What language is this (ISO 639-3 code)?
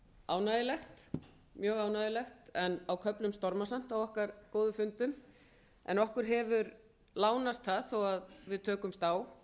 isl